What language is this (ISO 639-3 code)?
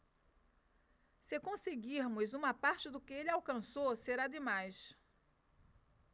por